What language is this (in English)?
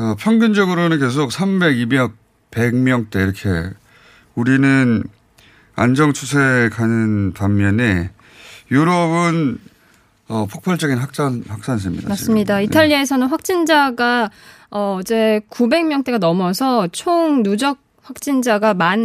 Korean